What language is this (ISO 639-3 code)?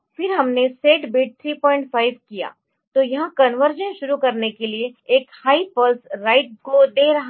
hin